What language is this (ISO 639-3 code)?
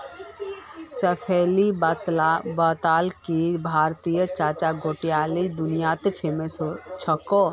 mag